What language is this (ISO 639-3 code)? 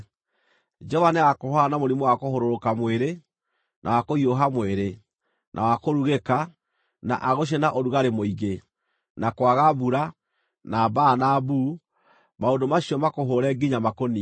kik